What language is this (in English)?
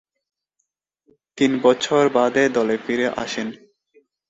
Bangla